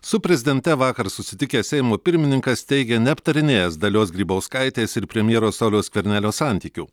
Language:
Lithuanian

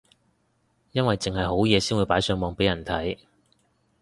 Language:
Cantonese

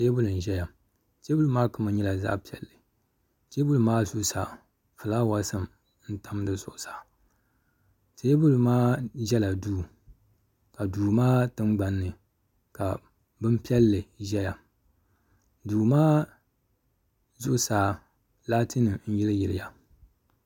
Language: Dagbani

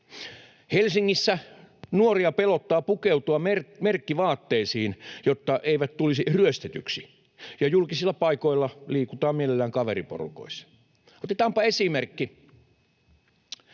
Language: Finnish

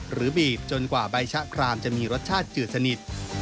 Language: Thai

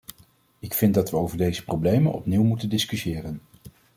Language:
Dutch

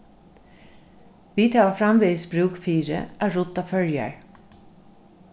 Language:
Faroese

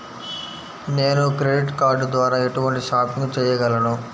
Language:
Telugu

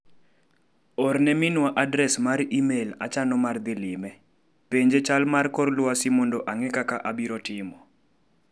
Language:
Luo (Kenya and Tanzania)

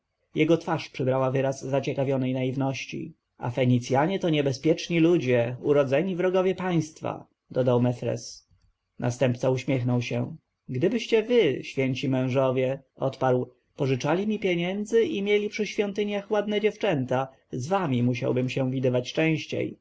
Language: Polish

